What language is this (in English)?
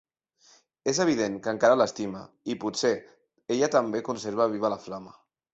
Catalan